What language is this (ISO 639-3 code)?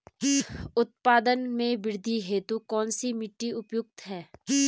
hin